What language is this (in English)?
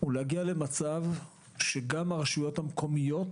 Hebrew